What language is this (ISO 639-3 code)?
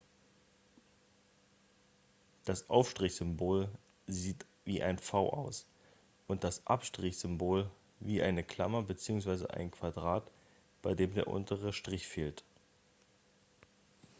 deu